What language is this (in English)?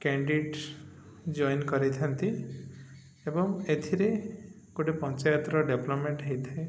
Odia